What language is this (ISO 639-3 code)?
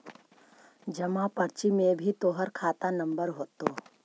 mag